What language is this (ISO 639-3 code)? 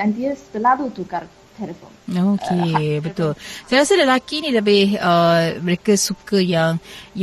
msa